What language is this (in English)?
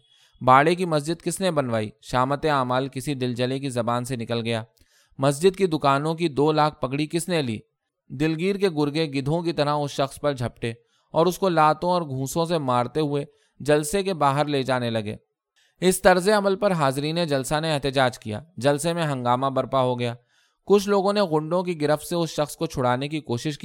Urdu